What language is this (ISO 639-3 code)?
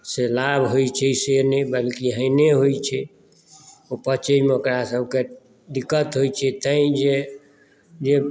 mai